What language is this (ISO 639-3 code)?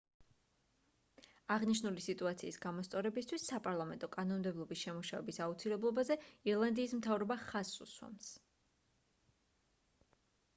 kat